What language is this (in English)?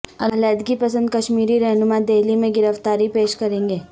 Urdu